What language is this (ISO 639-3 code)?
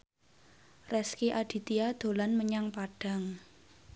jav